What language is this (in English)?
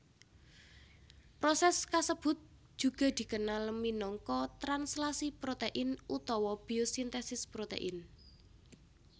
Javanese